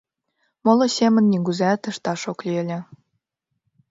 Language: Mari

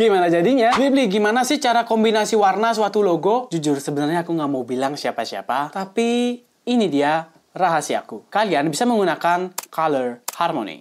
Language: Indonesian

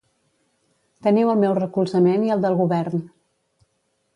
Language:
Catalan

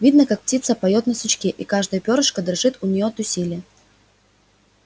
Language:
Russian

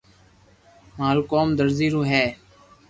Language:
Loarki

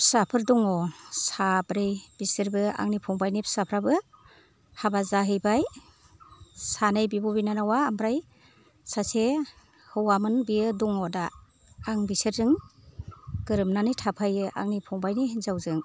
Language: Bodo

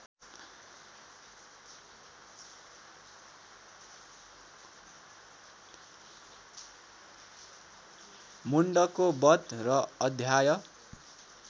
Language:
Nepali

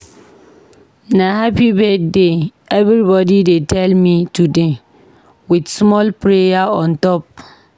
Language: Nigerian Pidgin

